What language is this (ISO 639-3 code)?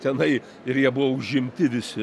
lit